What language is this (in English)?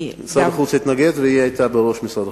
Hebrew